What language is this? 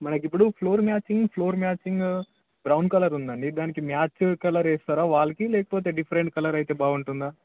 Telugu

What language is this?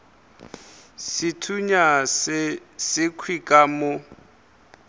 Northern Sotho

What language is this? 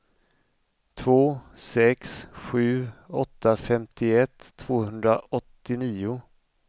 Swedish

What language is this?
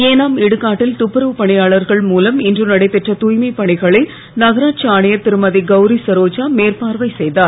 Tamil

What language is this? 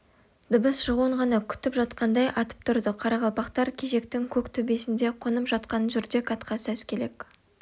Kazakh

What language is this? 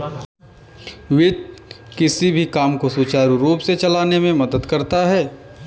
Hindi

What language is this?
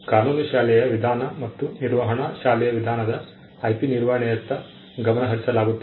Kannada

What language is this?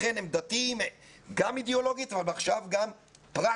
Hebrew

